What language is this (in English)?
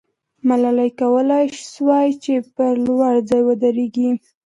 Pashto